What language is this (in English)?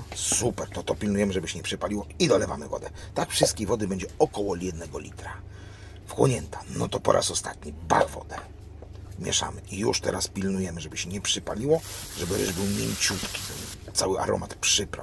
Polish